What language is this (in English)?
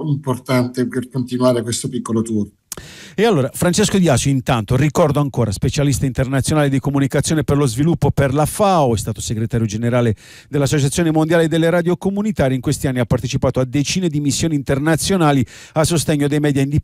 Italian